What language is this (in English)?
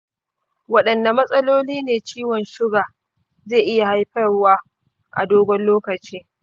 Hausa